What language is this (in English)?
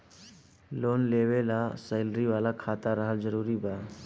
Bhojpuri